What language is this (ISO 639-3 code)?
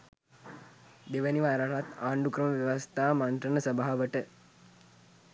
sin